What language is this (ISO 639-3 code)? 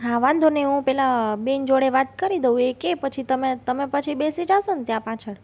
guj